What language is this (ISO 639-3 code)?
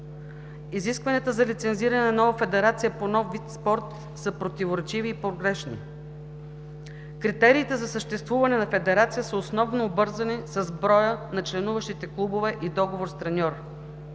bul